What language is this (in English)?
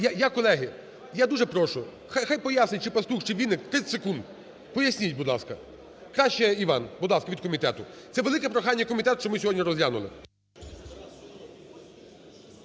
Ukrainian